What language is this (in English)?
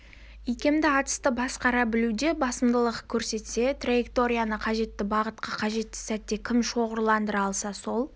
Kazakh